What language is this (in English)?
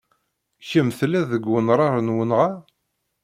Kabyle